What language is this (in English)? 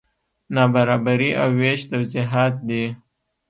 Pashto